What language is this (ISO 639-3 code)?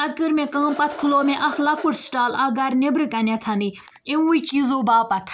kas